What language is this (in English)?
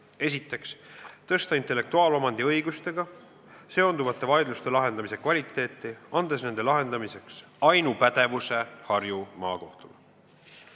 Estonian